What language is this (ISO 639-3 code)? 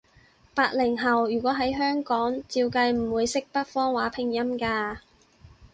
yue